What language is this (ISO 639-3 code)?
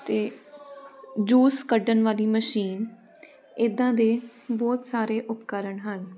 pan